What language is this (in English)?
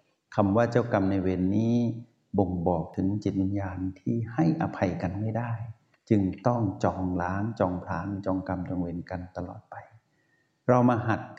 Thai